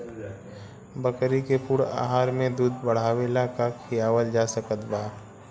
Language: Bhojpuri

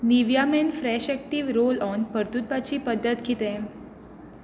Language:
Konkani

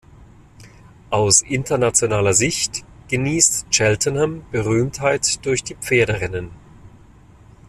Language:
German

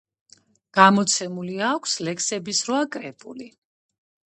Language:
Georgian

